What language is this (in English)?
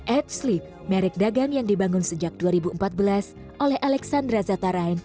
Indonesian